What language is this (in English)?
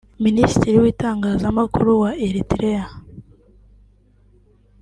Kinyarwanda